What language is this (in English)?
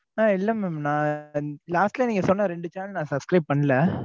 Tamil